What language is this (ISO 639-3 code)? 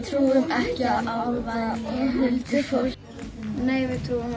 isl